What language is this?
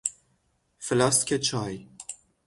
Persian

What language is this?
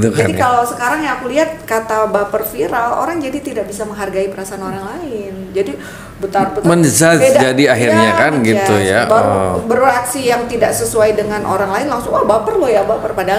Indonesian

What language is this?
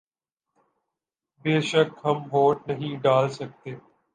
Urdu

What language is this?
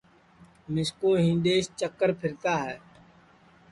Sansi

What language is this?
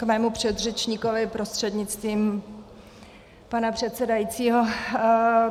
Czech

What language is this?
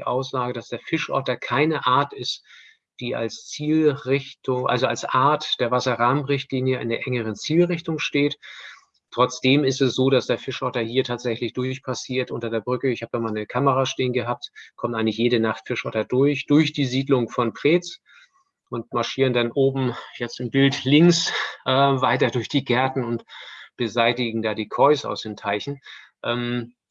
German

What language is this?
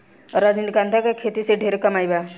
Bhojpuri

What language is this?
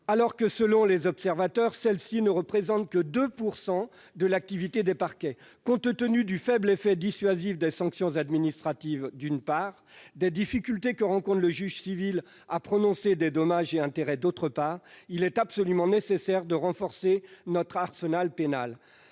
French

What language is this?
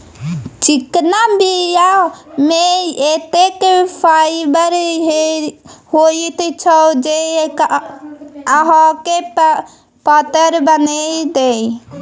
Maithili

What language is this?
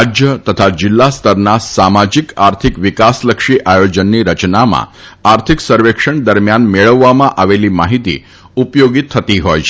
Gujarati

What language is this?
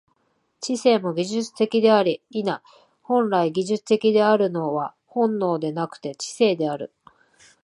Japanese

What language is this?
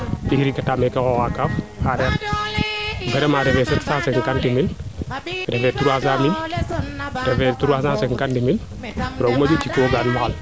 Serer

